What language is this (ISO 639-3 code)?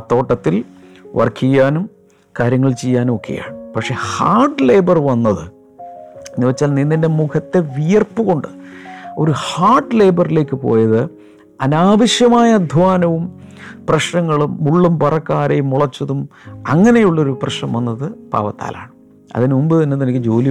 mal